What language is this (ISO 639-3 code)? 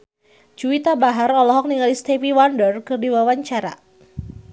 sun